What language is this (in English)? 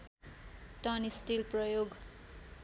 Nepali